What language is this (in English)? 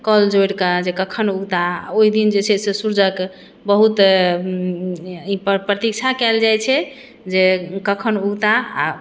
Maithili